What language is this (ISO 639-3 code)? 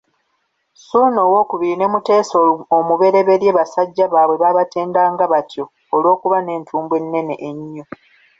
lug